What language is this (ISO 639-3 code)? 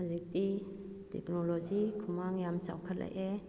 mni